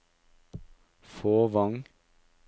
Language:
Norwegian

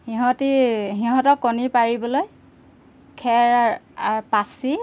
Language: Assamese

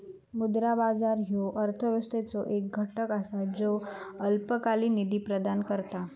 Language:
Marathi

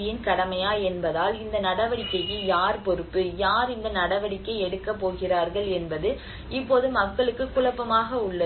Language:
Tamil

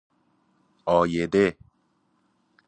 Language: Persian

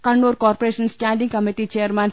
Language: Malayalam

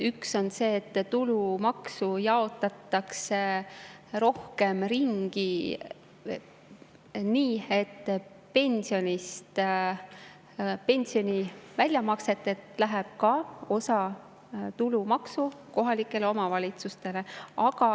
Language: Estonian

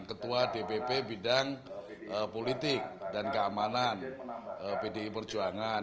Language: Indonesian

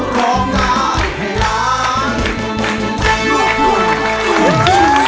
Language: Thai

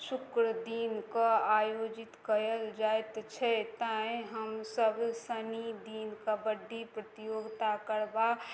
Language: Maithili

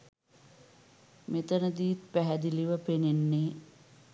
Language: Sinhala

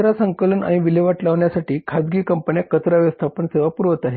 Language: Marathi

